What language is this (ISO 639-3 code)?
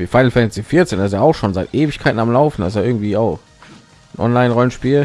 deu